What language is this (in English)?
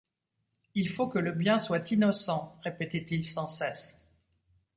French